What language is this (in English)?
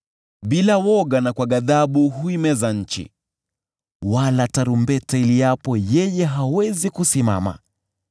Swahili